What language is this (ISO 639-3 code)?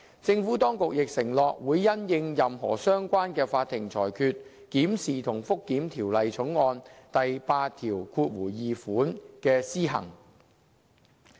yue